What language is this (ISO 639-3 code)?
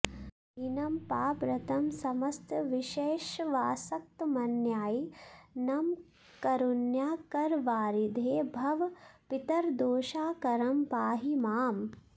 san